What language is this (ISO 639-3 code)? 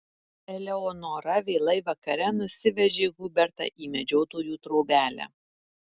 lit